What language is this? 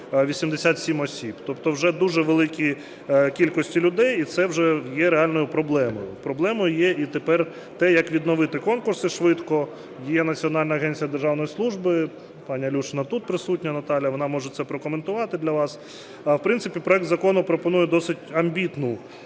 Ukrainian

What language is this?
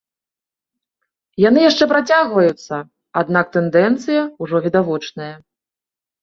Belarusian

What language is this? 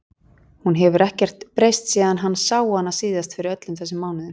Icelandic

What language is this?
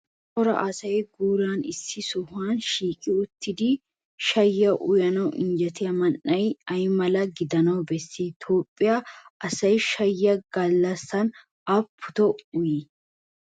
Wolaytta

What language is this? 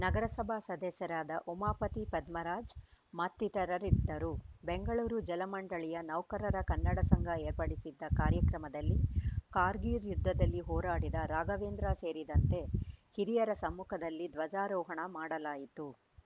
Kannada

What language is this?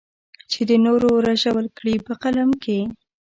Pashto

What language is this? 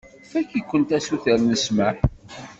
Kabyle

